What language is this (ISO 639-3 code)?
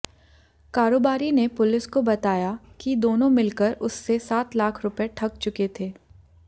hin